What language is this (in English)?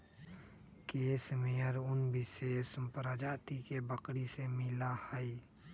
Magahi